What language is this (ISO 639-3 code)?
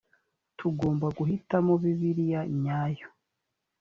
kin